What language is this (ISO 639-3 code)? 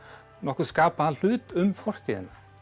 isl